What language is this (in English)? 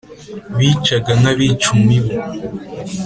Kinyarwanda